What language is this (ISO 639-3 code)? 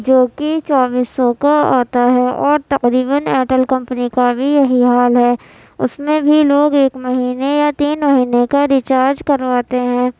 urd